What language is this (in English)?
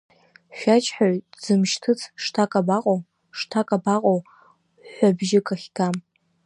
Abkhazian